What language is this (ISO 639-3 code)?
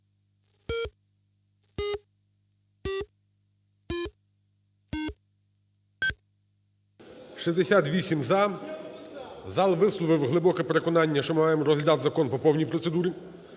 ukr